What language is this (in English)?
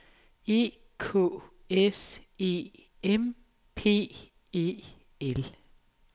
Danish